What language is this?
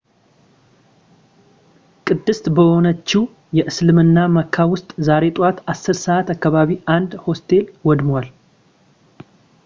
Amharic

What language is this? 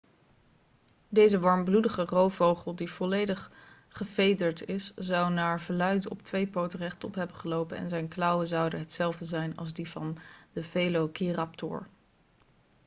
Dutch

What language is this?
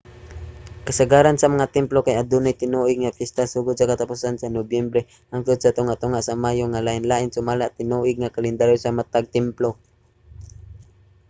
Cebuano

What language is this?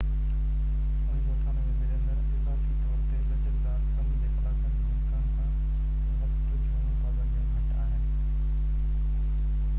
Sindhi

